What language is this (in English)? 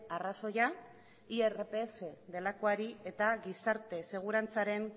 Basque